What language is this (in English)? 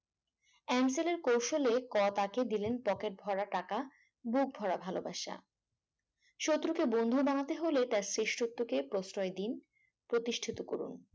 Bangla